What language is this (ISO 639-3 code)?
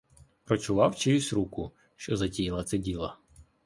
ukr